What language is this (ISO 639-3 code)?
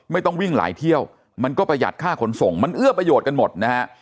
tha